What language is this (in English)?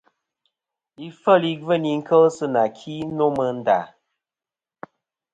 Kom